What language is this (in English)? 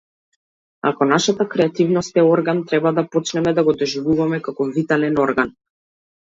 Macedonian